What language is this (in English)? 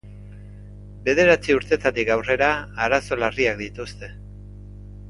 Basque